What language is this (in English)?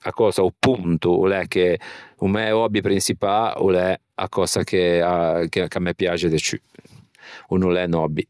Ligurian